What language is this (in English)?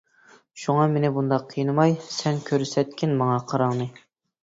Uyghur